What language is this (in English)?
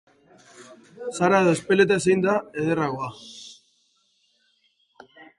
Basque